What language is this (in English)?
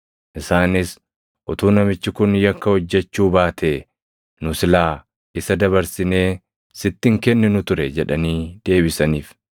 Oromo